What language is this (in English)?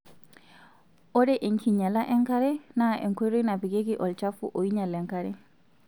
Masai